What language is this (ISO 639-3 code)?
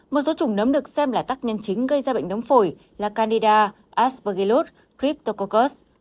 vie